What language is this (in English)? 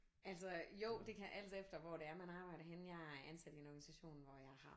Danish